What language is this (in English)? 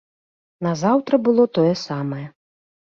Belarusian